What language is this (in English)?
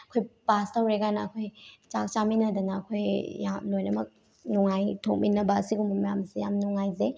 Manipuri